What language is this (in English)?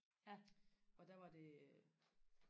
Danish